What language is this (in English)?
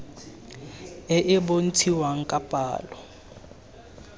Tswana